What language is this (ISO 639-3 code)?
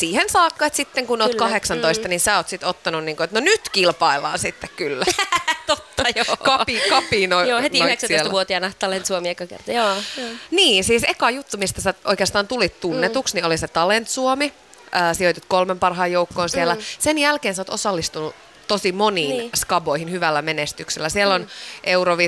fin